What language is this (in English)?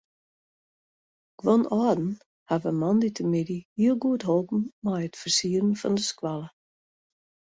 Western Frisian